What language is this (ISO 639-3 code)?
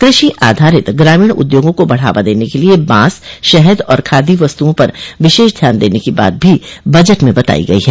hin